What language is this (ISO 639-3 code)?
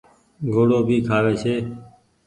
gig